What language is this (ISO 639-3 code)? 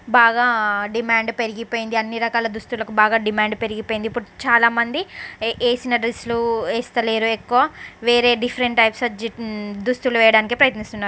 tel